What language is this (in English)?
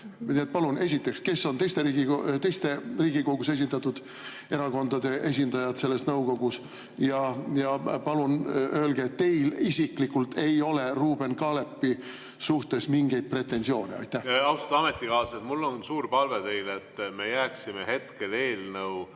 Estonian